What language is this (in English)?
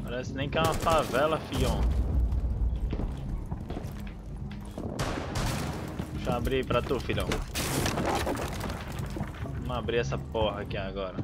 Portuguese